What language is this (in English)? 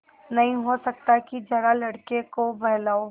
Hindi